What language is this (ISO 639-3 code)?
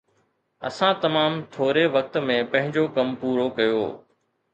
snd